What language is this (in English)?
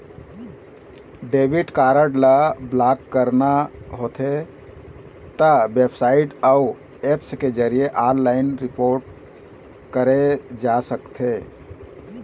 Chhattisgarhi